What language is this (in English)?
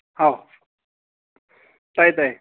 Manipuri